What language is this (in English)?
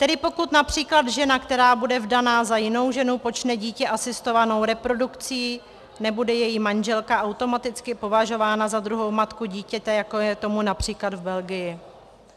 Czech